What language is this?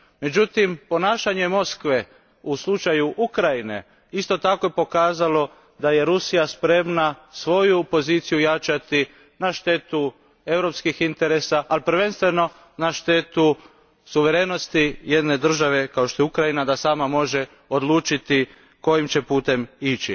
Croatian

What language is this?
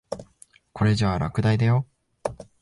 Japanese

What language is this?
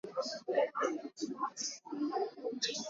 Swahili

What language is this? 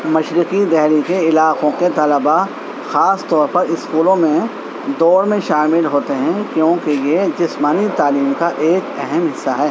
Urdu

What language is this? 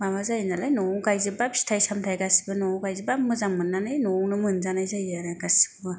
Bodo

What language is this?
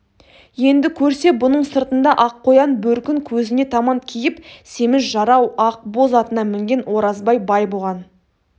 Kazakh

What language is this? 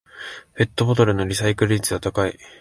Japanese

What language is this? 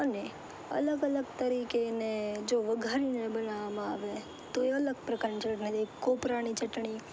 Gujarati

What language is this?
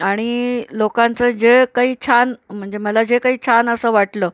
Marathi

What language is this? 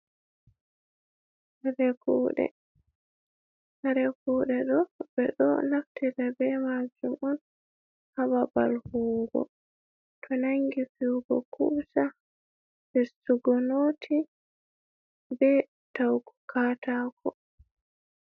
Fula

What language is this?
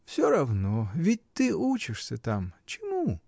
Russian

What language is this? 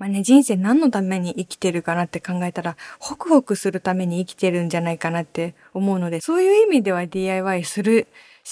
Japanese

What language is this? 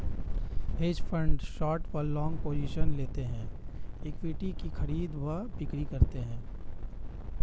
Hindi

